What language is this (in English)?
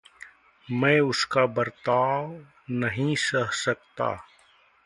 Hindi